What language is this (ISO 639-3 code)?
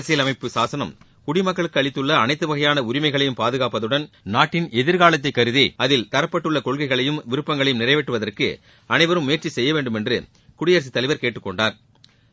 tam